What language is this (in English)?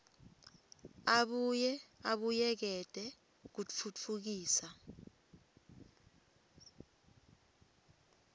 Swati